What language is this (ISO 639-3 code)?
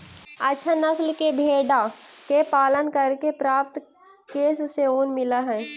mag